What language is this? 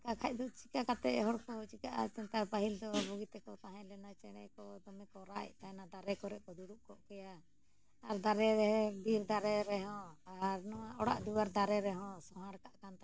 Santali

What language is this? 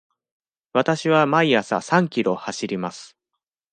Japanese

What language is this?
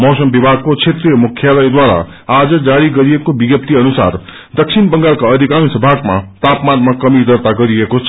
Nepali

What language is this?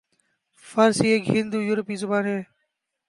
Urdu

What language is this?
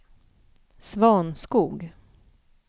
Swedish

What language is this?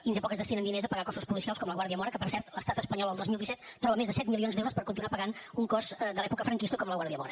Catalan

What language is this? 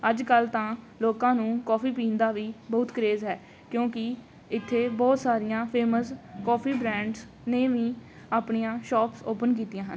Punjabi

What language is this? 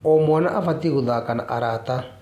Kikuyu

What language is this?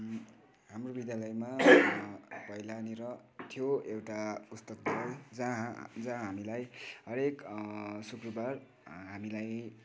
Nepali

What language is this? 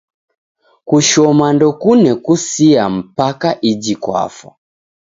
Taita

